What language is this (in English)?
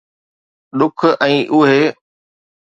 Sindhi